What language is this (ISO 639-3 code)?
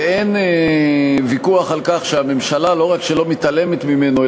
heb